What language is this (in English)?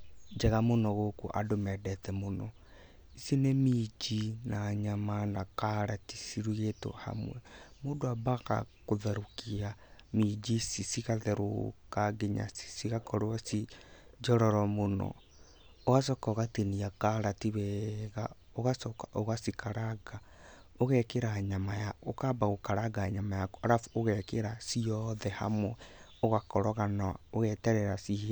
Kikuyu